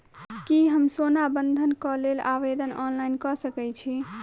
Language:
Maithili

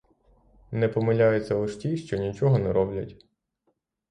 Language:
Ukrainian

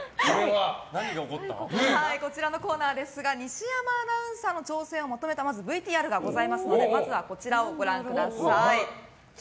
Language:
Japanese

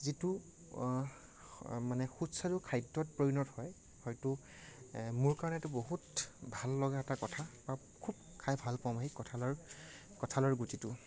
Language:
Assamese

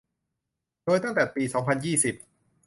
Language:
Thai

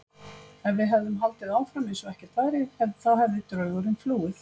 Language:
Icelandic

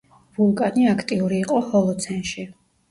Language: Georgian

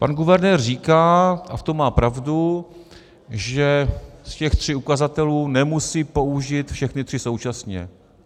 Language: Czech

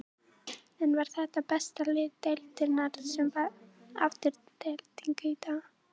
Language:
Icelandic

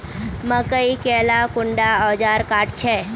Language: Magahi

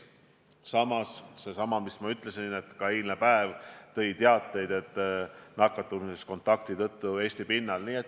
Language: Estonian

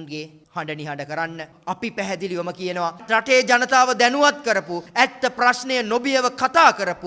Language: English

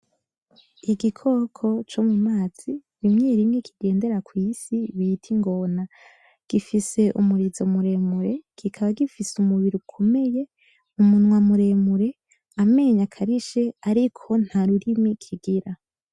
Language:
Rundi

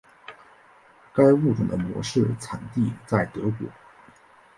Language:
Chinese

